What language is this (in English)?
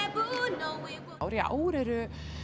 Icelandic